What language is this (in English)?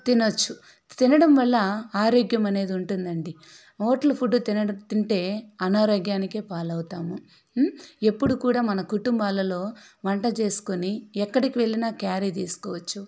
Telugu